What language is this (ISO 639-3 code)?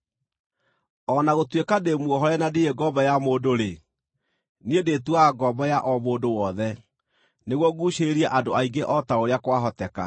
kik